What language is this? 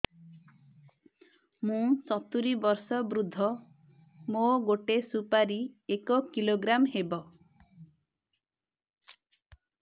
Odia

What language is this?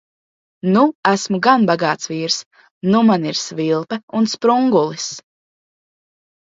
Latvian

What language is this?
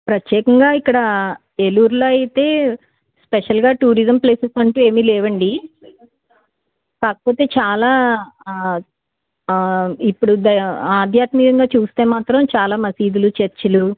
Telugu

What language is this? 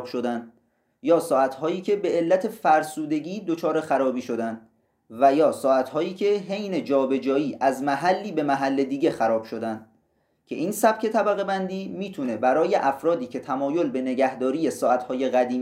Persian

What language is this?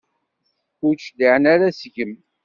Kabyle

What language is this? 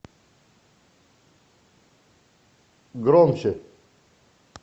Russian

